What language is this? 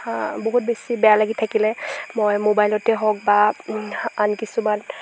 Assamese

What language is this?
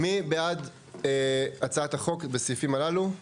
Hebrew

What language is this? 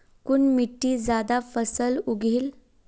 Magahi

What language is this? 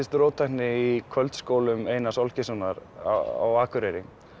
Icelandic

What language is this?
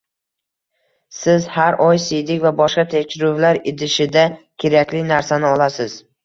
Uzbek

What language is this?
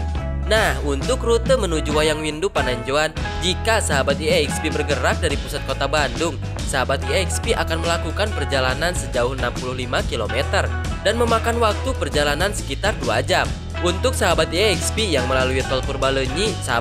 Indonesian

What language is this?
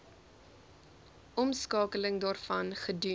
Afrikaans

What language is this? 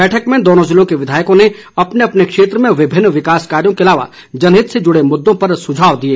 Hindi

